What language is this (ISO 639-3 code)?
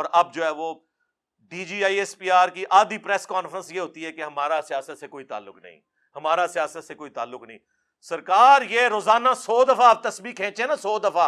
urd